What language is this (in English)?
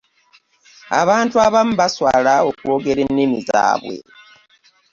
Ganda